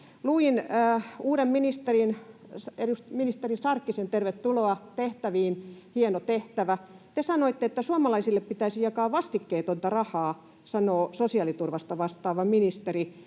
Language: Finnish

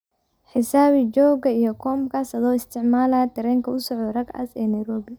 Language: Somali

